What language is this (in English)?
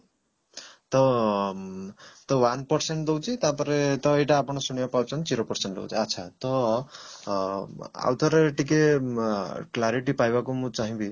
Odia